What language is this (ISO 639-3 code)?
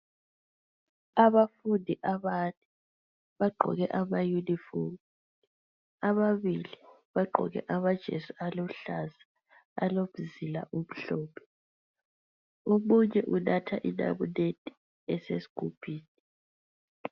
nde